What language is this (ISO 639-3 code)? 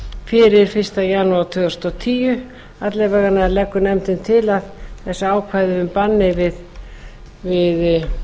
isl